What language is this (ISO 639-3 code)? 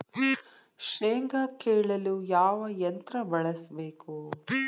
kan